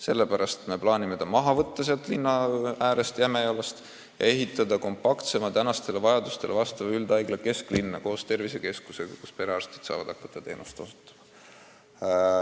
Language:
Estonian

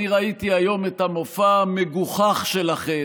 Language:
Hebrew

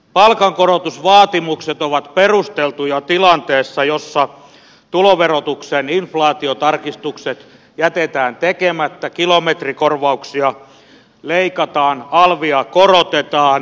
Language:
Finnish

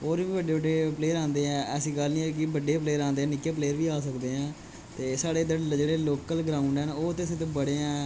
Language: Dogri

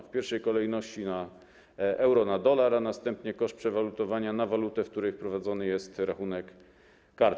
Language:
Polish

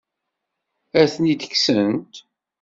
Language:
Kabyle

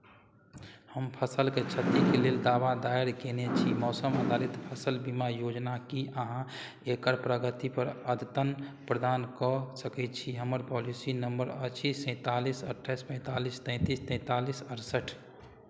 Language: Maithili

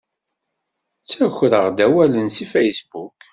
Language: Kabyle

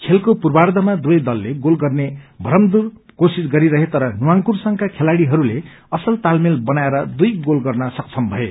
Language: Nepali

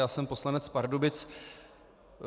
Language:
Czech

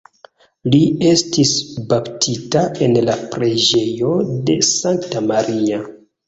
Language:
Esperanto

